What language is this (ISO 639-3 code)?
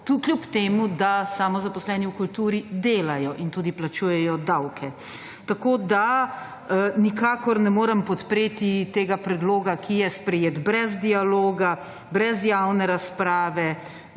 slv